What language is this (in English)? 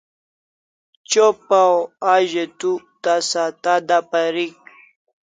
Kalasha